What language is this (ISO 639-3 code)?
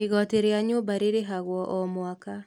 kik